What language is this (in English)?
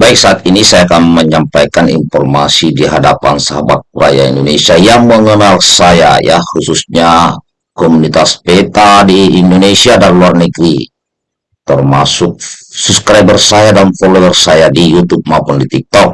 Indonesian